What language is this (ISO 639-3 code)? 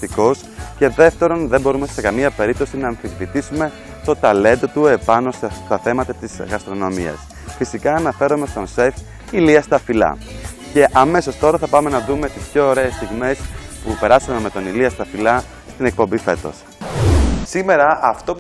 ell